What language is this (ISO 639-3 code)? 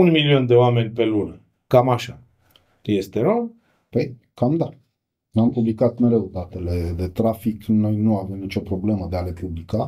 ron